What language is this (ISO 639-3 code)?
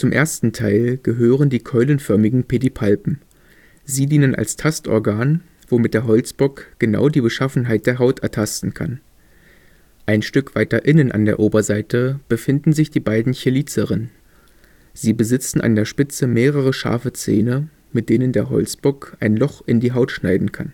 deu